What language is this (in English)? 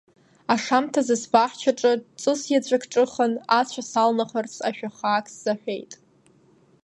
Abkhazian